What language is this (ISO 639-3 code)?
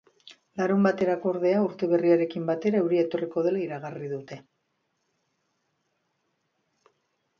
eus